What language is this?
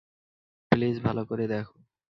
Bangla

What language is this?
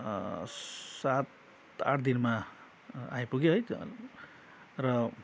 Nepali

